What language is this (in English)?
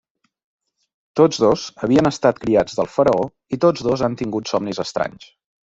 Catalan